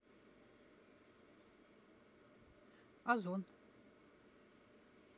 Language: Russian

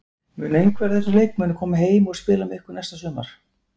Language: Icelandic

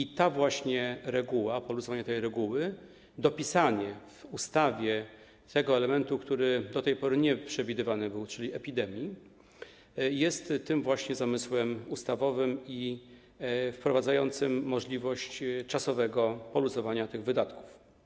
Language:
Polish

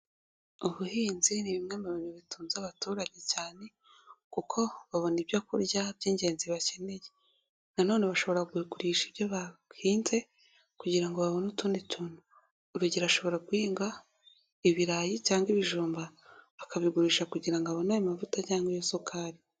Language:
Kinyarwanda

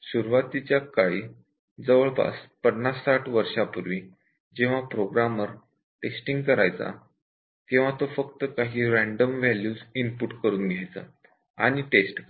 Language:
Marathi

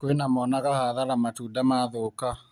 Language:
Kikuyu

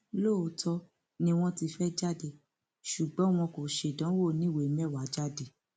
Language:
Yoruba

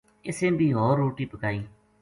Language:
Gujari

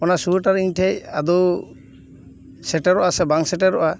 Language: Santali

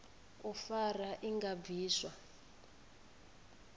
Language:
Venda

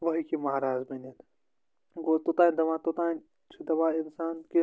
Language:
Kashmiri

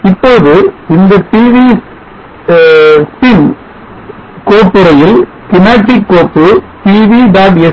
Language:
Tamil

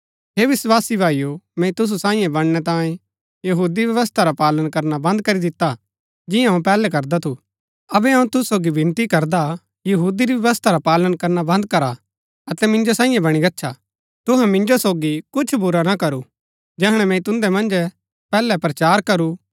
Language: Gaddi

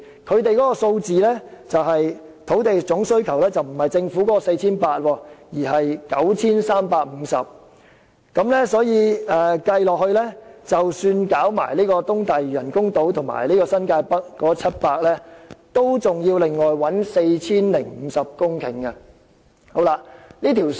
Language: Cantonese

